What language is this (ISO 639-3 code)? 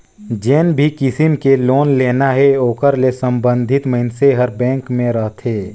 hne